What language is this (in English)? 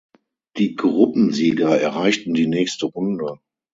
German